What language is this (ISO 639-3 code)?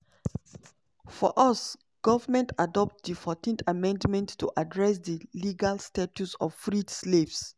pcm